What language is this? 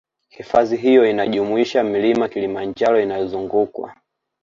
Swahili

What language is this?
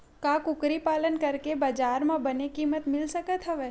Chhattisgarhi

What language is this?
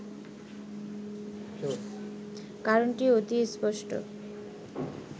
Bangla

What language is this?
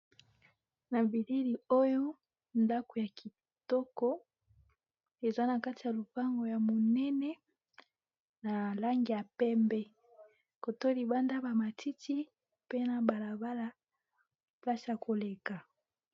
Lingala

